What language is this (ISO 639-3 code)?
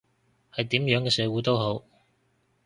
yue